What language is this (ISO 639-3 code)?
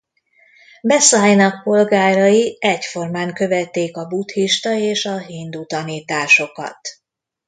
hun